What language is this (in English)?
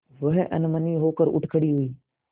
Hindi